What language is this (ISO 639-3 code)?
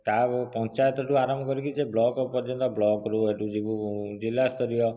ori